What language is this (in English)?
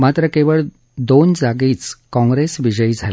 Marathi